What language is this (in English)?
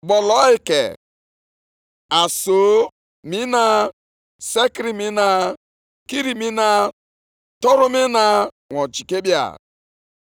Igbo